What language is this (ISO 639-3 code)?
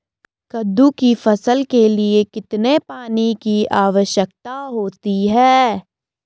hin